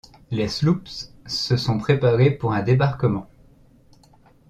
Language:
French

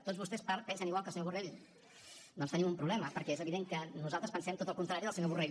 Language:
Catalan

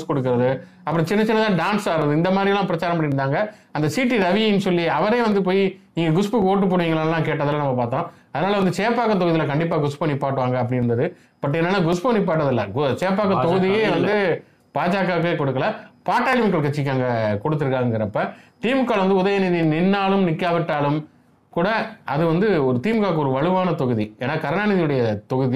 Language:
Tamil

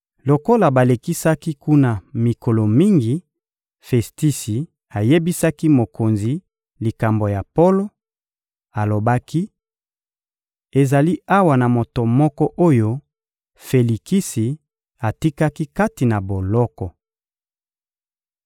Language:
Lingala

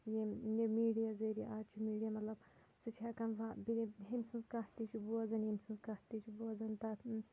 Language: Kashmiri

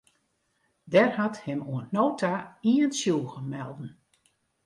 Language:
Western Frisian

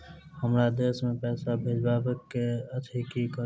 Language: Maithili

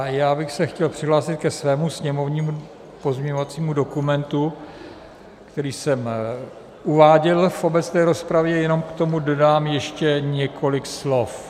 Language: Czech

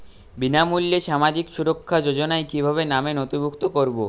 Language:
Bangla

